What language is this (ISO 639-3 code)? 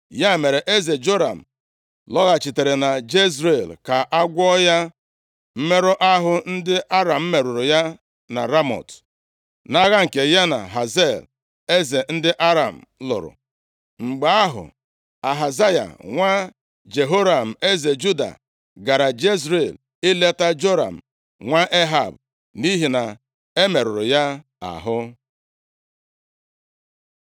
ibo